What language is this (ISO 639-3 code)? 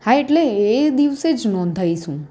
guj